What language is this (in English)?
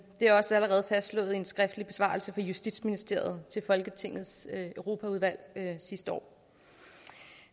Danish